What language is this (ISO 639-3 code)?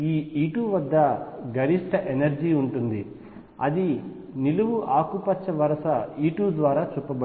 tel